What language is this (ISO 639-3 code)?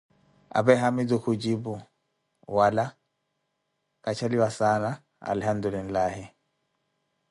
eko